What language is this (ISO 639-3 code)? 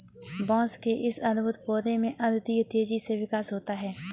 hin